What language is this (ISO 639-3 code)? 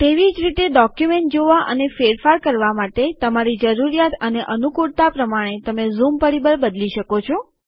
guj